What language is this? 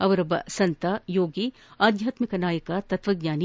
Kannada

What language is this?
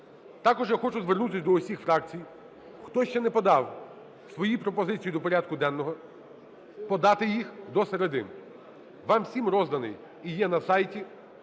Ukrainian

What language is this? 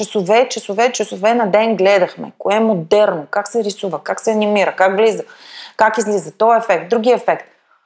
Bulgarian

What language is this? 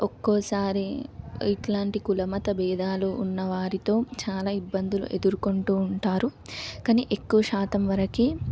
Telugu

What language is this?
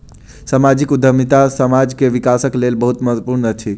Maithili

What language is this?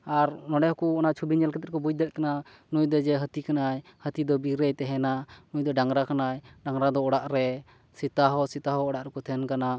Santali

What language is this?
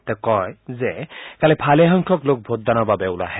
Assamese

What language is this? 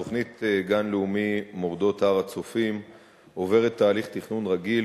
Hebrew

